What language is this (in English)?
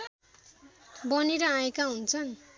Nepali